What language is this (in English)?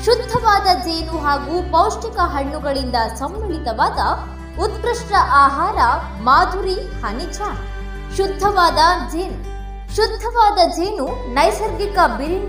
Kannada